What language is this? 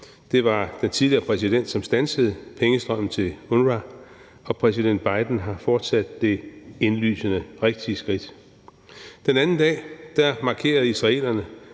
Danish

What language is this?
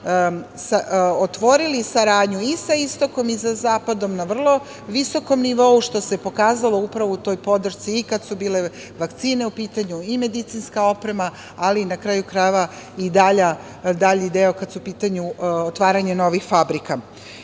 Serbian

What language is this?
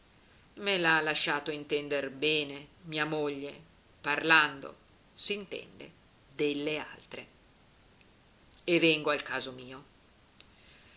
Italian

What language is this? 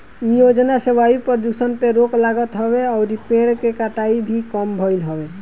Bhojpuri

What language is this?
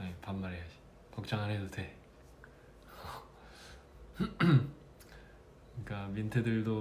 Korean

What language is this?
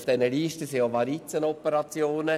Swiss German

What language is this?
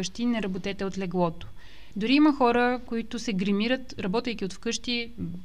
Bulgarian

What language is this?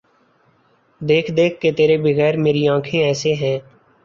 Urdu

